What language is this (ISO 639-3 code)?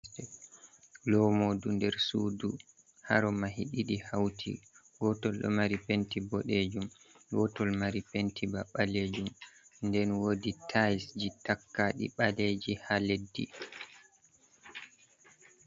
ful